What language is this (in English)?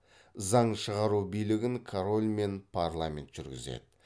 Kazakh